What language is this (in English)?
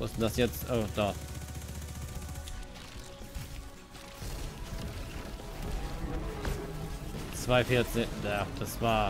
German